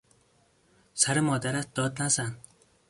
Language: Persian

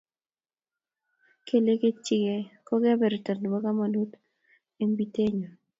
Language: Kalenjin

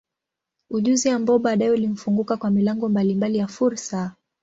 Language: Swahili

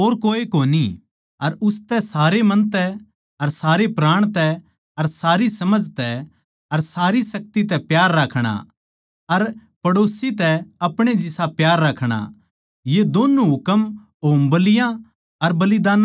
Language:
Haryanvi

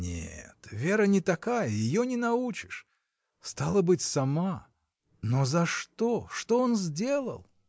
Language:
Russian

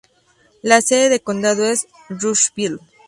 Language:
Spanish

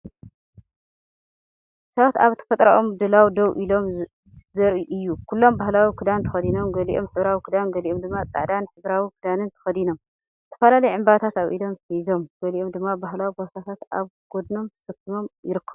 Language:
Tigrinya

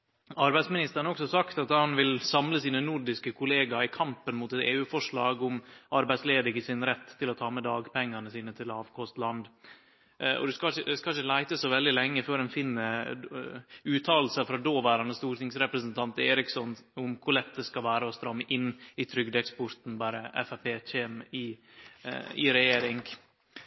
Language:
Norwegian Nynorsk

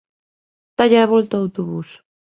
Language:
Galician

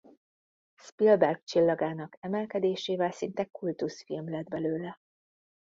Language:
Hungarian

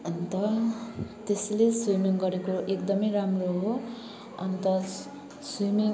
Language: Nepali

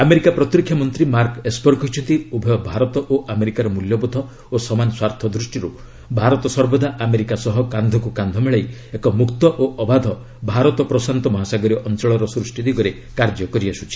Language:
Odia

